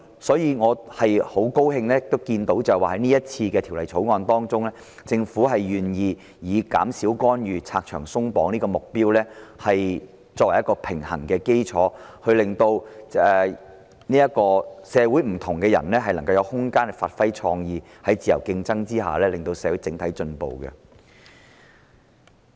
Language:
Cantonese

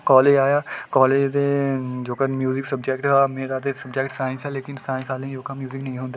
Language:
Dogri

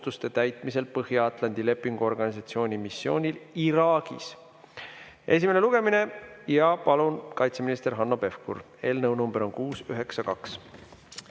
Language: Estonian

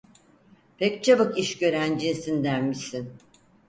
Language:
Turkish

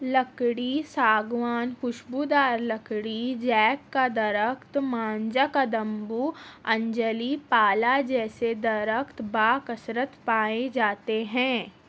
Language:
Urdu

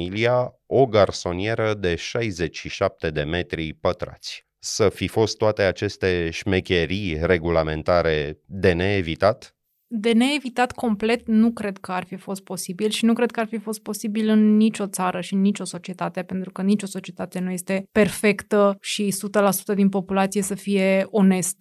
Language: Romanian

